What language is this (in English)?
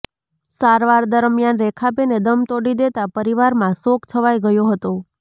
Gujarati